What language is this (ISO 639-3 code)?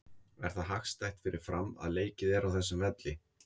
isl